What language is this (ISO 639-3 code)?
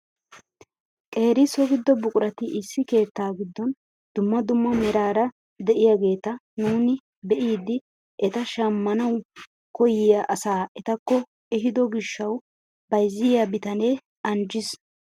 wal